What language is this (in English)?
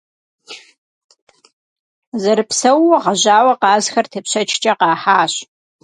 Kabardian